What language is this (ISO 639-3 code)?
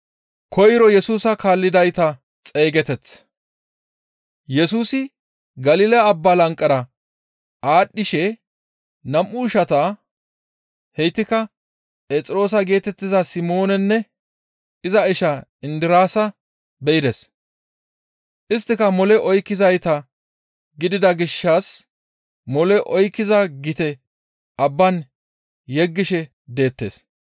gmv